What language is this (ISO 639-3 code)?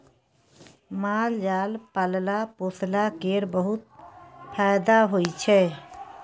mai